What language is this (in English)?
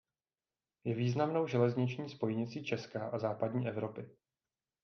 Czech